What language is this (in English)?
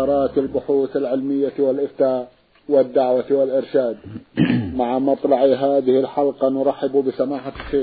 Arabic